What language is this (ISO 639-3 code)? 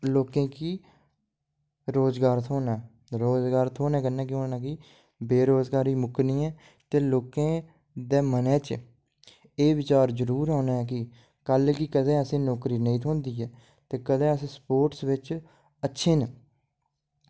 doi